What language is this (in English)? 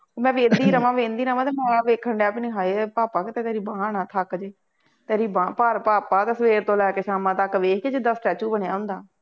Punjabi